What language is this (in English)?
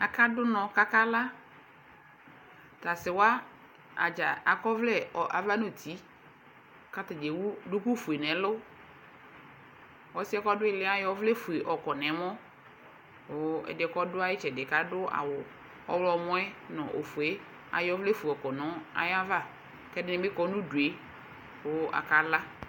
Ikposo